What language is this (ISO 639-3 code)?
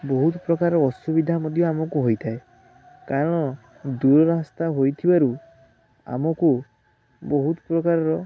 ori